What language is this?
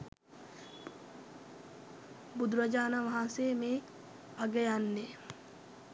Sinhala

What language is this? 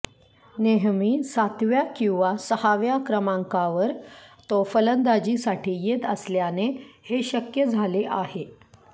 Marathi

